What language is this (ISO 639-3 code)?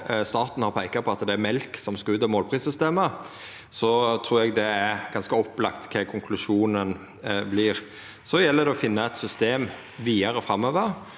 nor